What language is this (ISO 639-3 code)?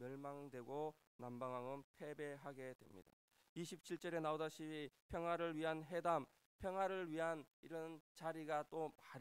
kor